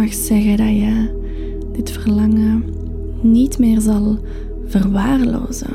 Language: Dutch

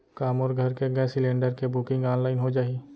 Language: Chhattisgarhi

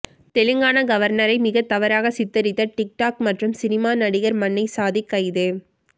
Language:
Tamil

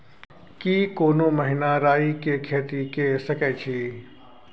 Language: Maithili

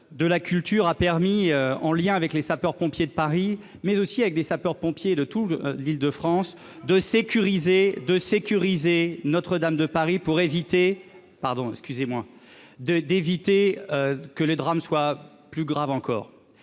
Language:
French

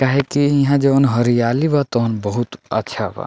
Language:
Bhojpuri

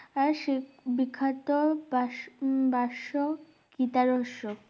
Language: Bangla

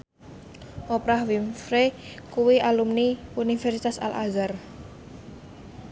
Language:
Javanese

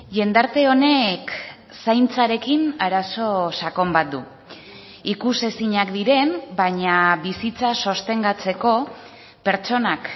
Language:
Basque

